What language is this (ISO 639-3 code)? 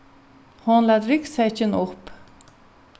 fao